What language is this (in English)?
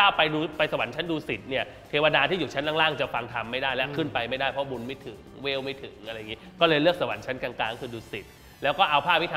Thai